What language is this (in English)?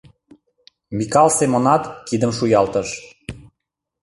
Mari